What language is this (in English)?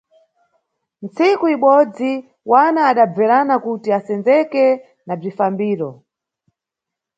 Nyungwe